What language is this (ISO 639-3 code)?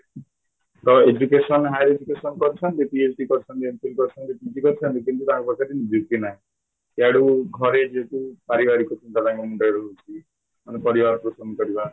ori